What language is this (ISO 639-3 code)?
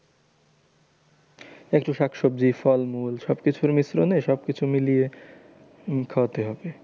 ben